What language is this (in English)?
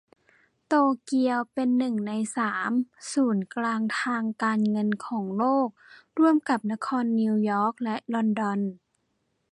Thai